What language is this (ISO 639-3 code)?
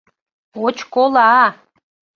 chm